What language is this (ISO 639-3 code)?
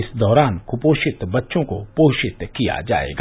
hin